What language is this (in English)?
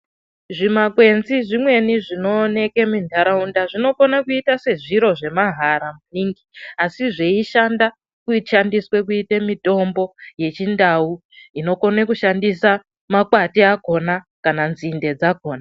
Ndau